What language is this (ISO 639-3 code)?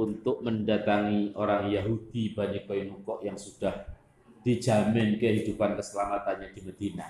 ind